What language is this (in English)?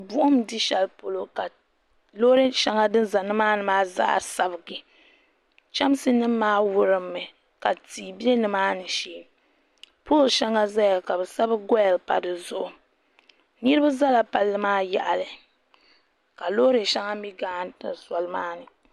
Dagbani